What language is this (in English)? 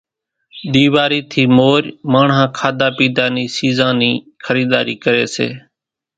Kachi Koli